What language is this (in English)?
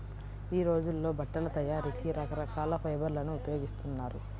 Telugu